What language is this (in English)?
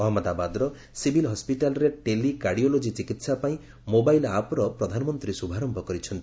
Odia